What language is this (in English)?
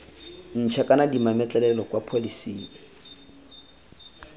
Tswana